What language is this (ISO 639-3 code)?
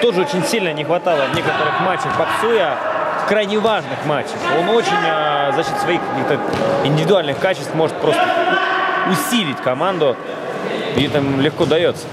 rus